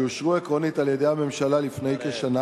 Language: Hebrew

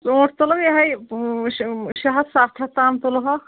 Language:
Kashmiri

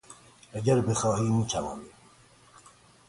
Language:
Persian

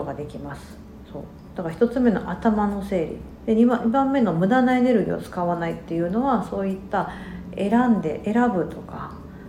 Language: Japanese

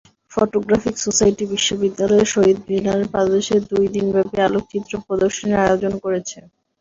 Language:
Bangla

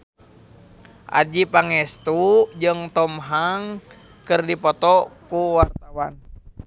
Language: Sundanese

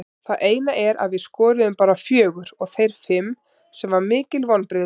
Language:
Icelandic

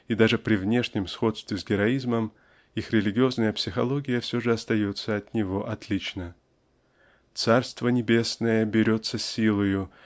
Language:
Russian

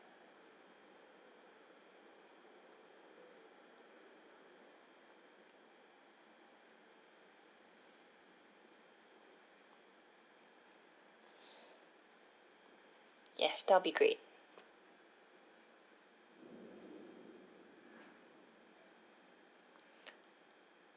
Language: English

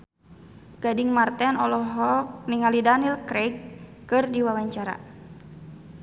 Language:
Sundanese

